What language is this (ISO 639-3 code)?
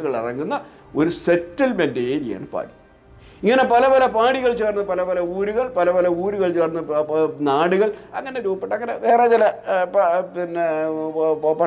mal